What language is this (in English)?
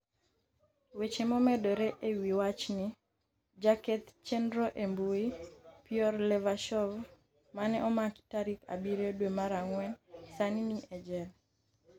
Luo (Kenya and Tanzania)